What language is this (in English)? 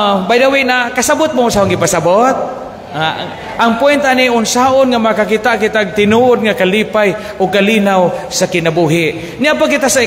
Filipino